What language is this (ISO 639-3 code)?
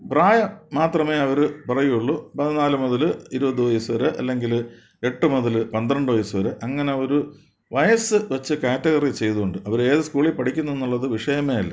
mal